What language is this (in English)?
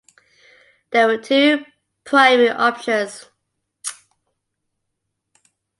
English